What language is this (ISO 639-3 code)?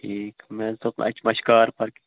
kas